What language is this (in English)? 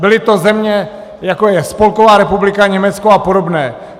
Czech